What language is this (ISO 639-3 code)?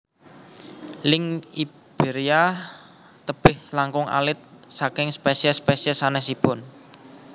jav